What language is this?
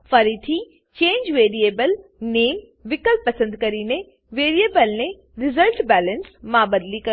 Gujarati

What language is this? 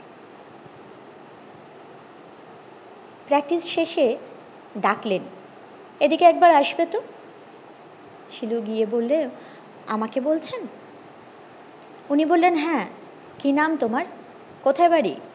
Bangla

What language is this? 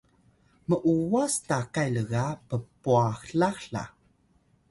Atayal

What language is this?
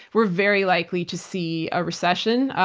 English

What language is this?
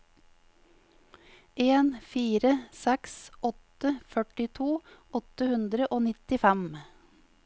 Norwegian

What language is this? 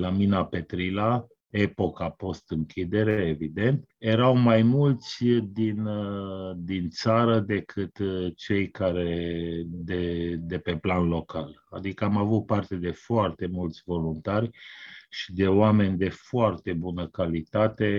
Romanian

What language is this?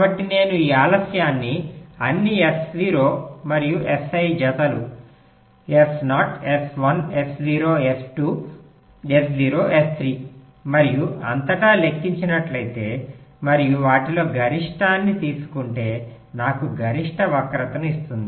Telugu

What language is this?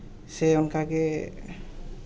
Santali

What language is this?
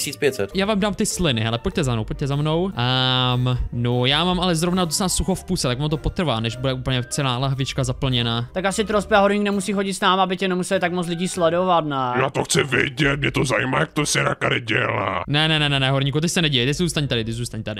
Czech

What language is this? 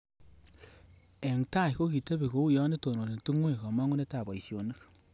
Kalenjin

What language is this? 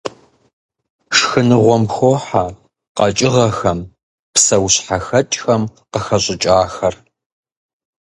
Kabardian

